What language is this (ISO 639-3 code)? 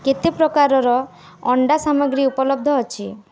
ori